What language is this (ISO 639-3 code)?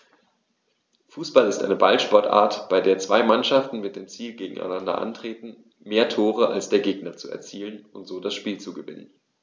deu